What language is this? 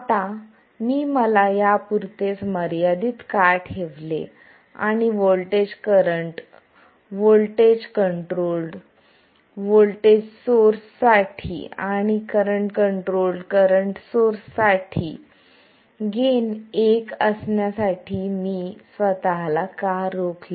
Marathi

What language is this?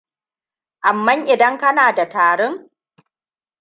Hausa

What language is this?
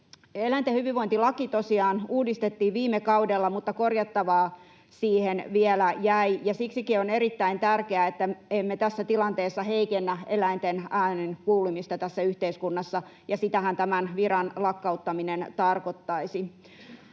Finnish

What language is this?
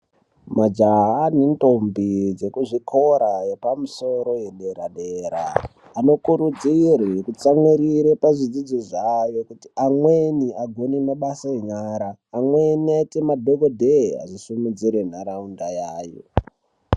Ndau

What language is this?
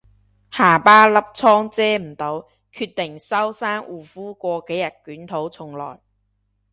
Cantonese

